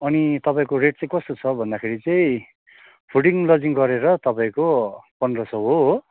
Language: Nepali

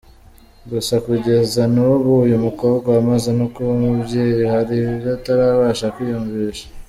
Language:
Kinyarwanda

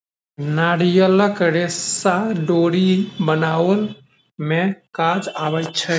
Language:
Maithili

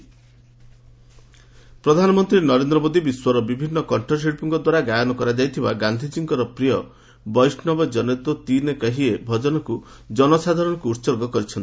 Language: Odia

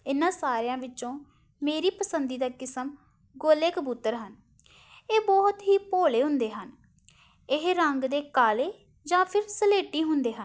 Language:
Punjabi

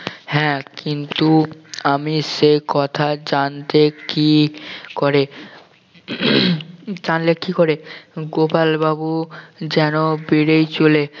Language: Bangla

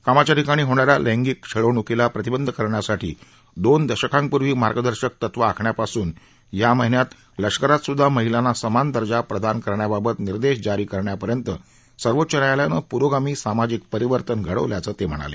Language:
Marathi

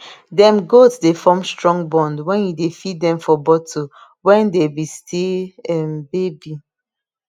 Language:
Nigerian Pidgin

